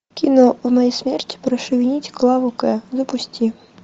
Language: Russian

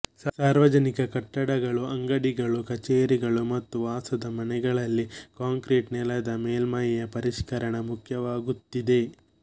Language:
Kannada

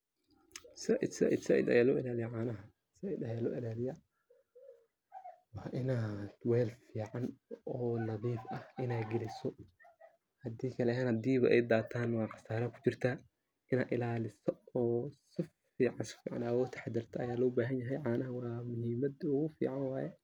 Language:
Somali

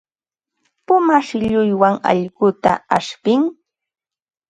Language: Ambo-Pasco Quechua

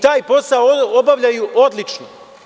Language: Serbian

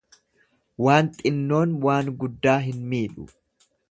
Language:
Oromo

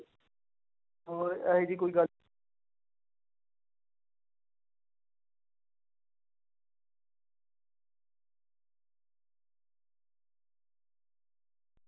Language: Punjabi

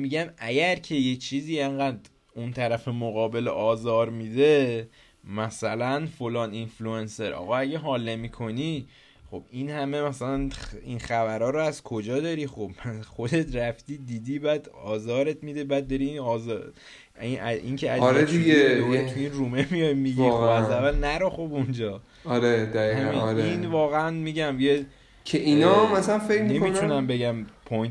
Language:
Persian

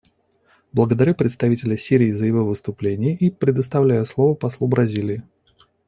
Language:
Russian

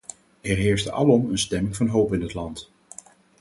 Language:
Dutch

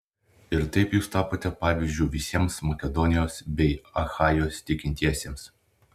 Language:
Lithuanian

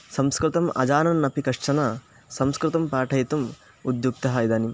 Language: Sanskrit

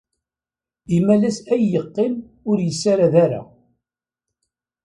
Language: Kabyle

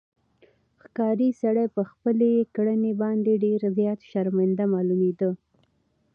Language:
Pashto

